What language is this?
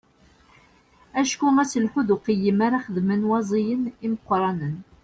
Kabyle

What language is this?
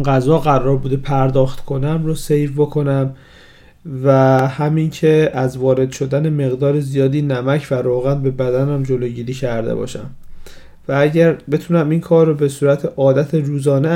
Persian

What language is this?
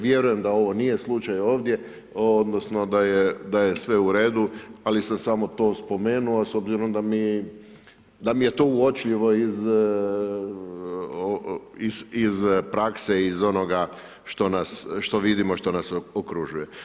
Croatian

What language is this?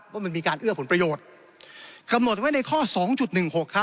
Thai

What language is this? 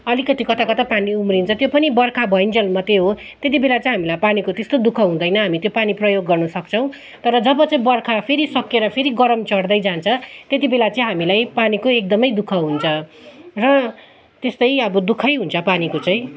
Nepali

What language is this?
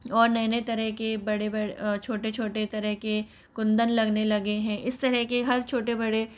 Hindi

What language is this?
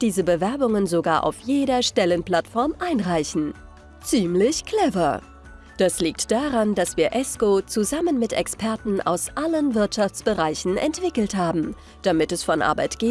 German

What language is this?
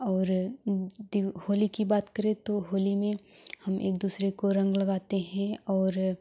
Hindi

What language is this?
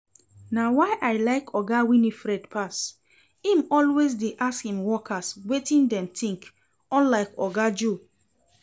Nigerian Pidgin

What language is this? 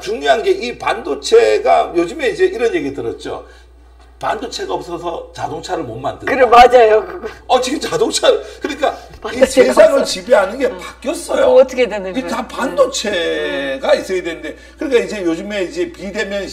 Korean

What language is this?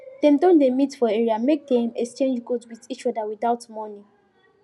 Nigerian Pidgin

